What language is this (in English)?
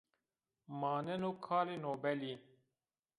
Zaza